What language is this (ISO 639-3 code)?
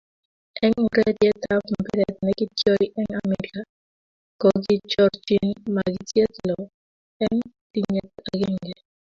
kln